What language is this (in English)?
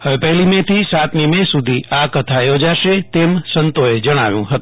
Gujarati